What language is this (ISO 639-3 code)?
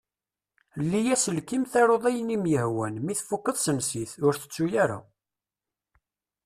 kab